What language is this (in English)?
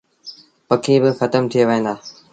Sindhi Bhil